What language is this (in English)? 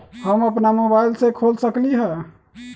Magahi